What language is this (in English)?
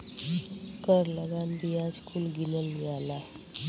Bhojpuri